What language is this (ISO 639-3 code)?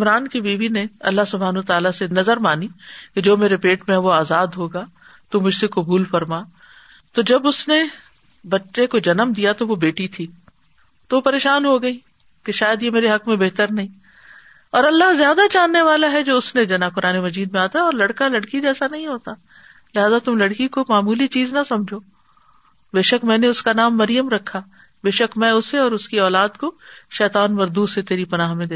urd